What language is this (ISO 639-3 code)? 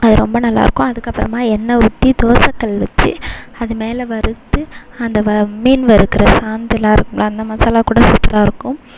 tam